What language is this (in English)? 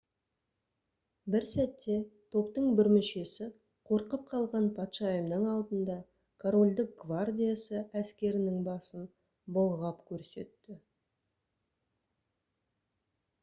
Kazakh